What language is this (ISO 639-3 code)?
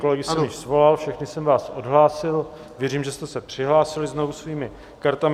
ces